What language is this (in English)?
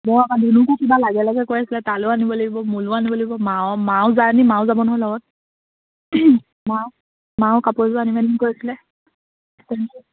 Assamese